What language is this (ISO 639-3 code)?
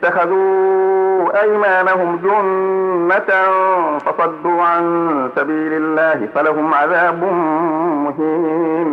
ara